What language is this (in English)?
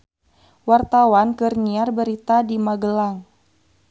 Sundanese